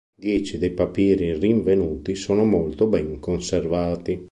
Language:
Italian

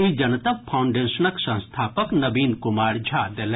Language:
Maithili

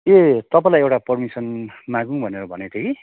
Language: Nepali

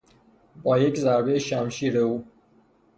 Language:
Persian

